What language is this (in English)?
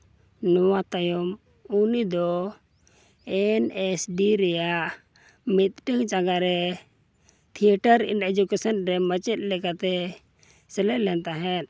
Santali